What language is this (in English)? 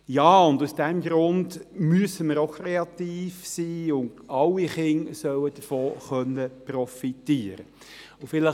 Swiss German